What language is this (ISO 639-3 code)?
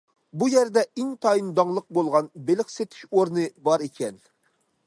uig